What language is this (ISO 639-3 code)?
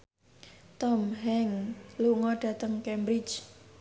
jav